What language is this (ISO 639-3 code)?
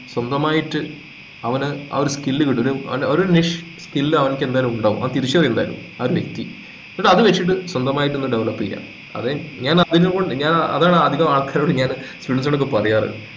mal